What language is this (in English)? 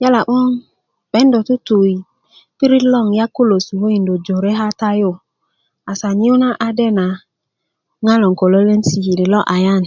Kuku